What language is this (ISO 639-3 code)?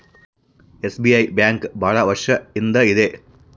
kan